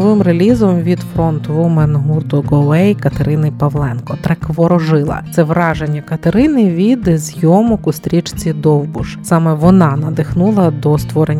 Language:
Ukrainian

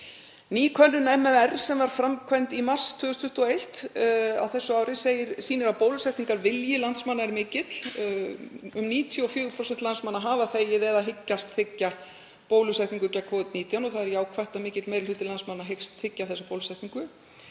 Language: Icelandic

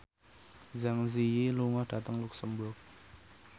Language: Javanese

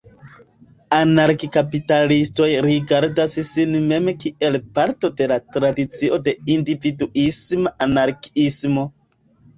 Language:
Esperanto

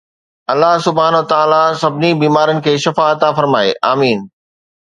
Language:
Sindhi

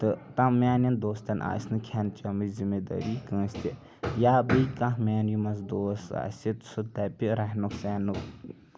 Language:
Kashmiri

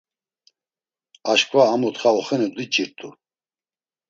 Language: Laz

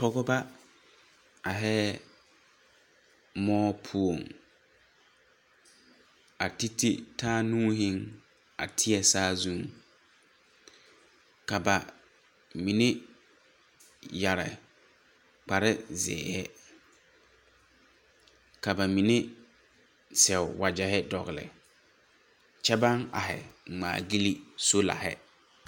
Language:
Southern Dagaare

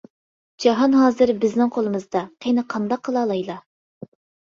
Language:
Uyghur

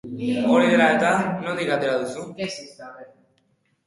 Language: Basque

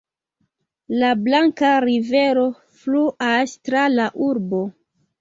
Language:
Esperanto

